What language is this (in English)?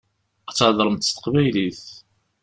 Kabyle